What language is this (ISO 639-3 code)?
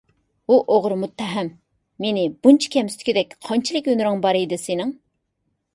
uig